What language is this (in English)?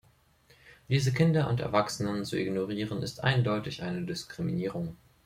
German